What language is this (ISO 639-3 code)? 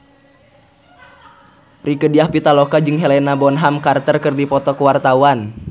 sun